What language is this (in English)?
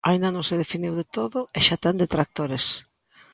Galician